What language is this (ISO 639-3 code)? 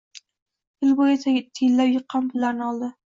uzb